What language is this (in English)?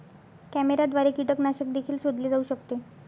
Marathi